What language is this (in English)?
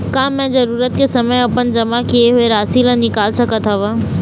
Chhattisgarhi